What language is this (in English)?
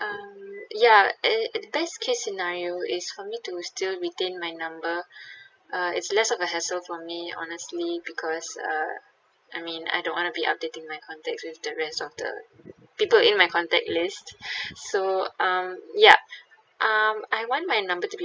English